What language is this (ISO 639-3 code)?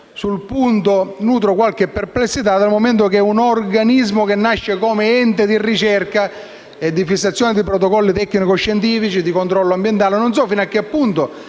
ita